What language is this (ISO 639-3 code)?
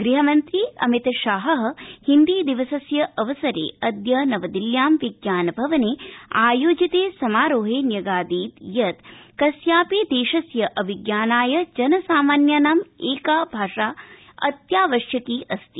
san